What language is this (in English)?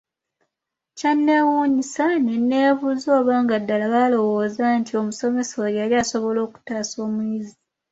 Ganda